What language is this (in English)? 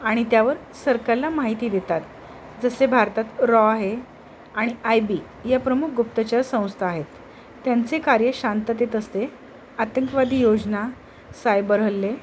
Marathi